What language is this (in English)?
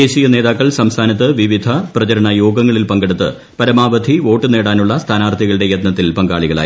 Malayalam